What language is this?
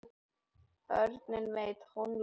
Icelandic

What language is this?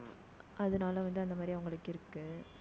Tamil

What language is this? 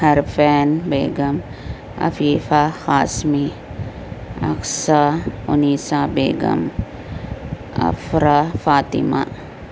Urdu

